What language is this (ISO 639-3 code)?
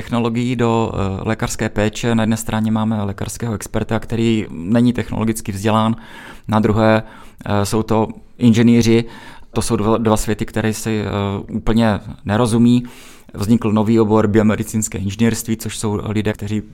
ces